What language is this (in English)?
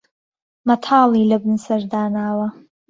Central Kurdish